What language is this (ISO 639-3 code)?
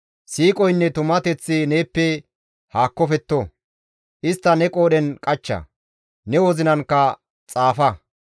gmv